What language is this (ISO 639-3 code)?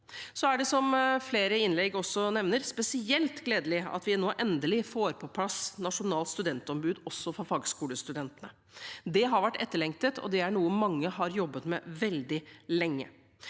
nor